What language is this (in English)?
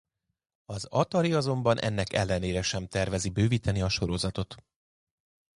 Hungarian